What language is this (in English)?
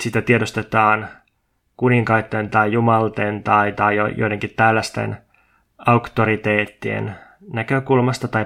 Finnish